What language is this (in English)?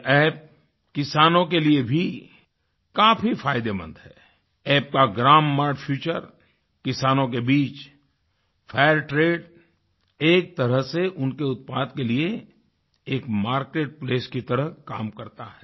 Hindi